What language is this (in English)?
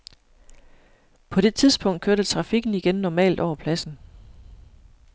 Danish